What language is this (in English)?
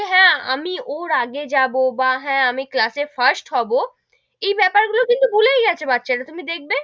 Bangla